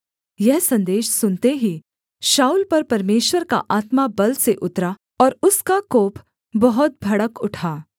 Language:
Hindi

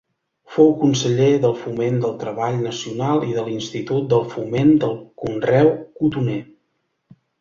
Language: Catalan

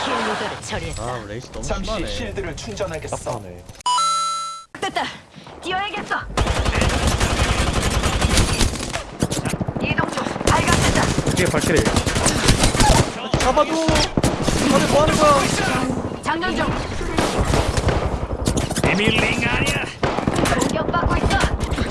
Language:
Korean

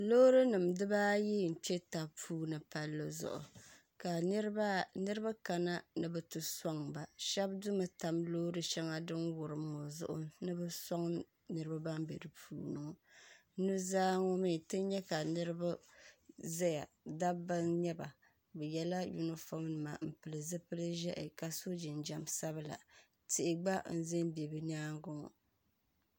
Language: Dagbani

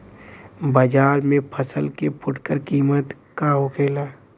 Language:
Bhojpuri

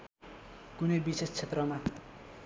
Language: Nepali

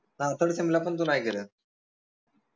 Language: Marathi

